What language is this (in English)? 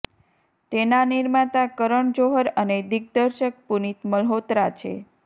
Gujarati